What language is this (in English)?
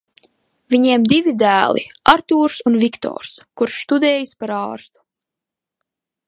Latvian